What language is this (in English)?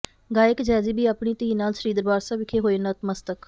Punjabi